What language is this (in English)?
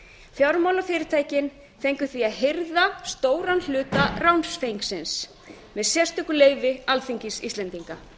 Icelandic